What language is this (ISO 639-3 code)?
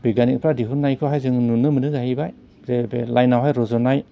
brx